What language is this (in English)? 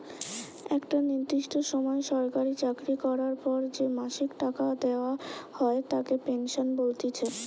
Bangla